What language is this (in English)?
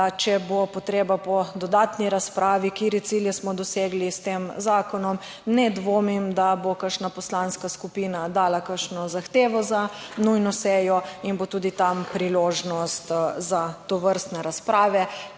Slovenian